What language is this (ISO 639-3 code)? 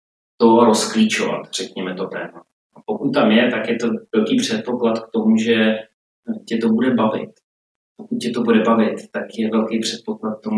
ces